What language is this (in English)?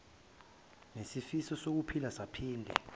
Zulu